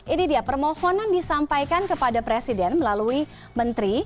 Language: Indonesian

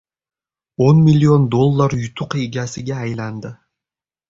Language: Uzbek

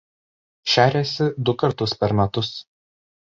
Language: Lithuanian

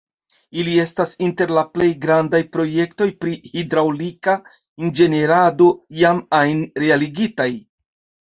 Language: Esperanto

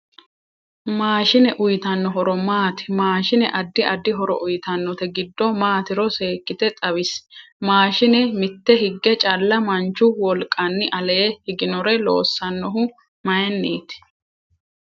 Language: Sidamo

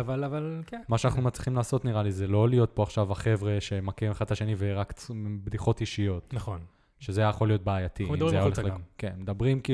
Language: Hebrew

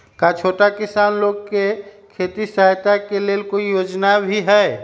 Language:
Magahi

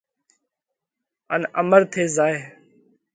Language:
Parkari Koli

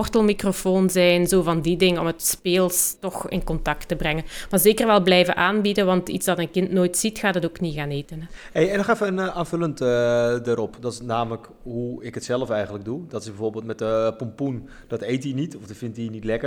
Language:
Dutch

